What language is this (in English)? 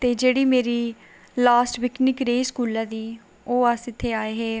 Dogri